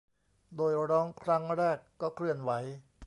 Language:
Thai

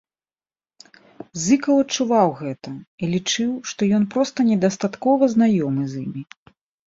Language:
Belarusian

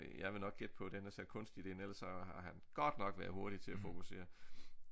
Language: Danish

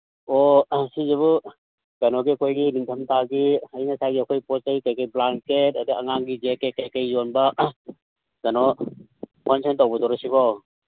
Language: Manipuri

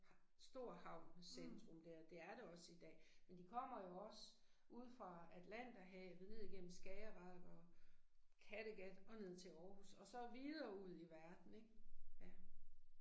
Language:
Danish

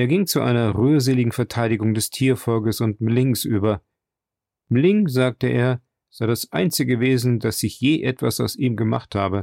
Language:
German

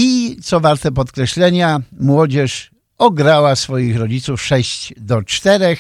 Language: Polish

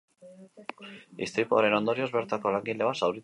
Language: Basque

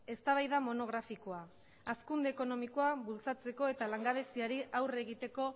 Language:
Basque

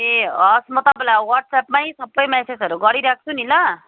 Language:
Nepali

